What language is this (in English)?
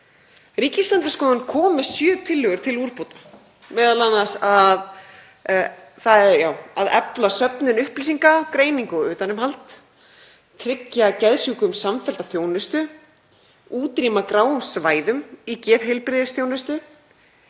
Icelandic